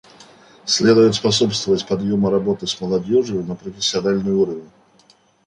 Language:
Russian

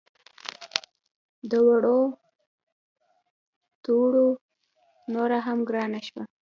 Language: Pashto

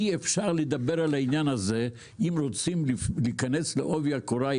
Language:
Hebrew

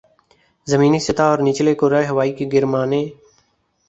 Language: Urdu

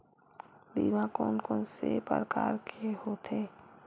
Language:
Chhattisgarhi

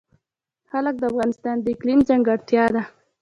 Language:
Pashto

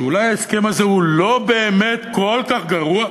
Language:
Hebrew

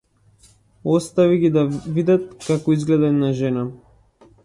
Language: Macedonian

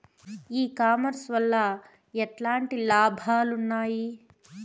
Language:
Telugu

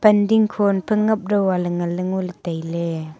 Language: Wancho Naga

